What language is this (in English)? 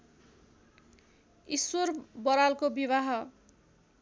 Nepali